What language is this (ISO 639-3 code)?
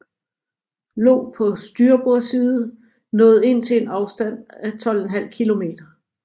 dan